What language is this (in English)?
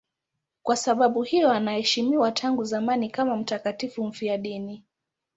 Swahili